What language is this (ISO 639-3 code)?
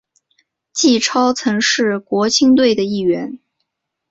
zho